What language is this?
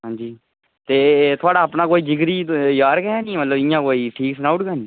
Dogri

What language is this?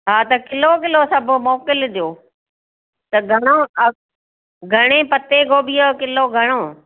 Sindhi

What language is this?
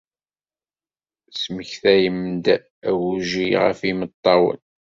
Kabyle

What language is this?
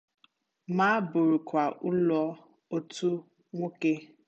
Igbo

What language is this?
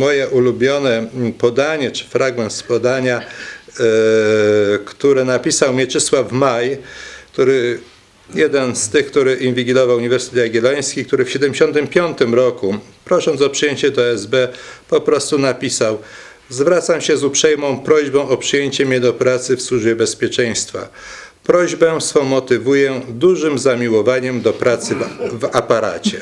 Polish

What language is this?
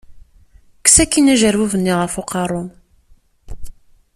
Kabyle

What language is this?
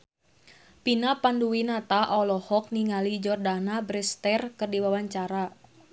Sundanese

